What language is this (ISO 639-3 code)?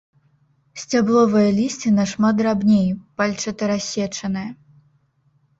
bel